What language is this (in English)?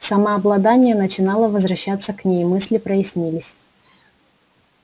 Russian